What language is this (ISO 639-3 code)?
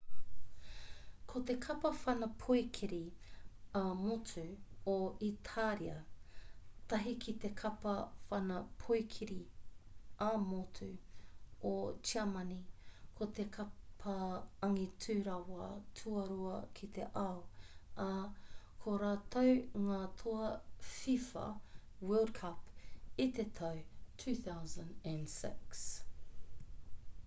mri